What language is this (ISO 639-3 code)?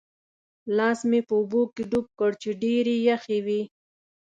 pus